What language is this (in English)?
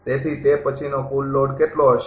Gujarati